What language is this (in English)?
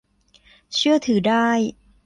Thai